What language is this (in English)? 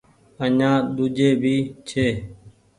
Goaria